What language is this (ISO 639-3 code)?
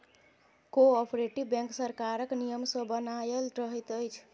mai